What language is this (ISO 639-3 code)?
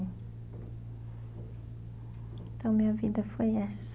por